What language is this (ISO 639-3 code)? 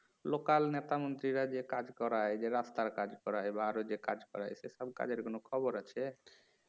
ben